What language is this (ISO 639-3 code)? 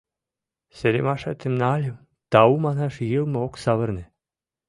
chm